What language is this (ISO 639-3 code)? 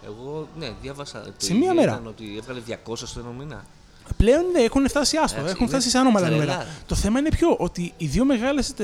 ell